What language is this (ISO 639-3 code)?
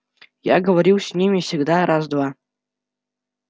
rus